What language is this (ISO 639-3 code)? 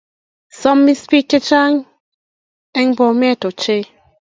kln